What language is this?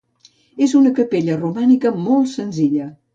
Catalan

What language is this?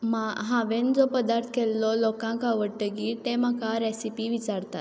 Konkani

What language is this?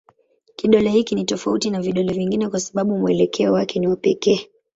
Swahili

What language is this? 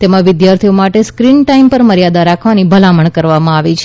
Gujarati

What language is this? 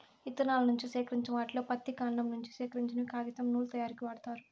Telugu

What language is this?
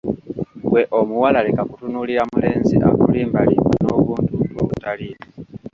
Ganda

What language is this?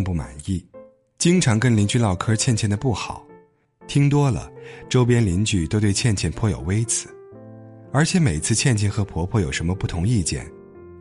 Chinese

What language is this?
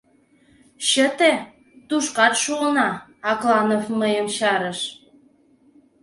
Mari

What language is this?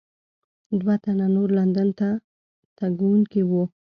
Pashto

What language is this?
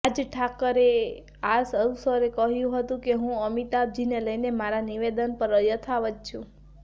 Gujarati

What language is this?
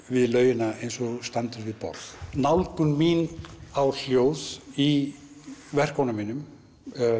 Icelandic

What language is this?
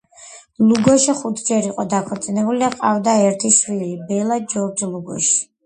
Georgian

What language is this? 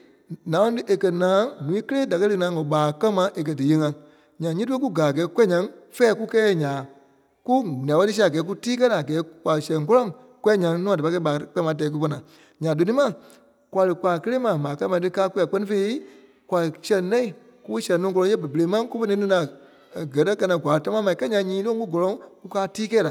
Kpelle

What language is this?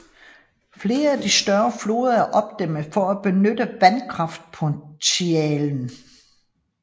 Danish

